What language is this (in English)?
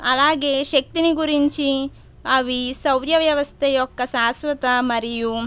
Telugu